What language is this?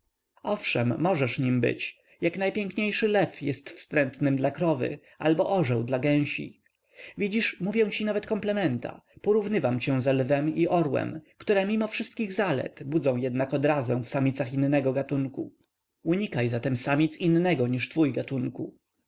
Polish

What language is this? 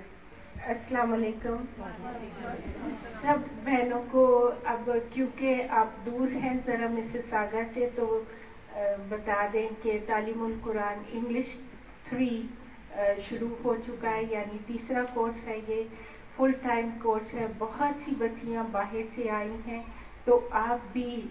Urdu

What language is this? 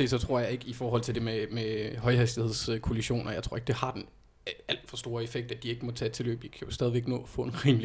Danish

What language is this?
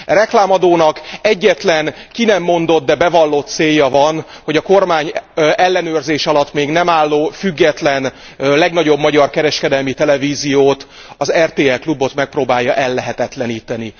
Hungarian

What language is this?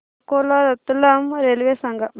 Marathi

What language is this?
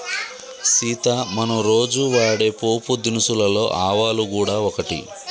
Telugu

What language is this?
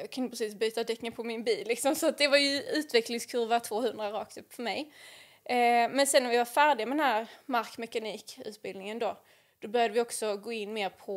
Swedish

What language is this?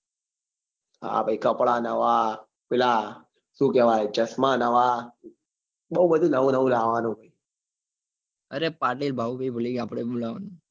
Gujarati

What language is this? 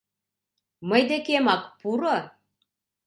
Mari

